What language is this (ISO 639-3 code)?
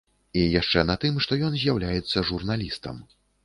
bel